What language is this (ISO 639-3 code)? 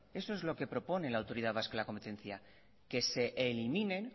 spa